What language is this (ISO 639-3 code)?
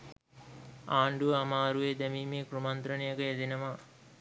sin